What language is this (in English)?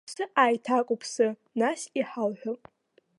Abkhazian